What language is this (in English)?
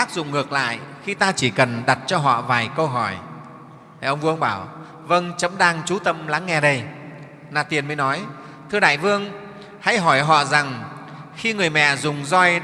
Vietnamese